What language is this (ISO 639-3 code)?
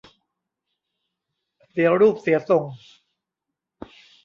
tha